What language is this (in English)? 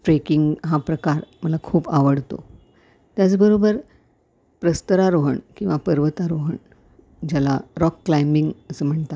Marathi